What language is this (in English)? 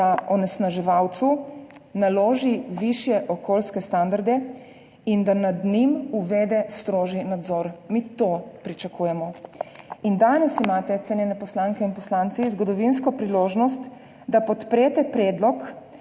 Slovenian